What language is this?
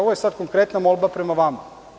Serbian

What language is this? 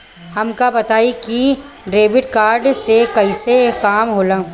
Bhojpuri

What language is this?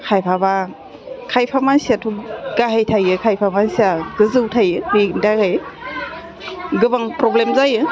Bodo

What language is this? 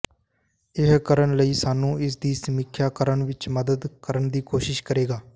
Punjabi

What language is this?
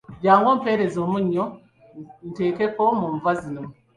Ganda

